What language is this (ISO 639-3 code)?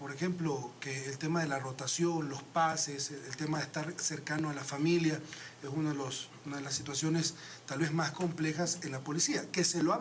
spa